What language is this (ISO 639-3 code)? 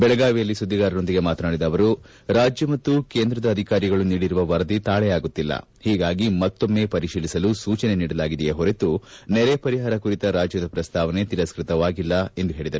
kan